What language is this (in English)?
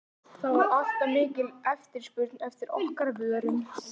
Icelandic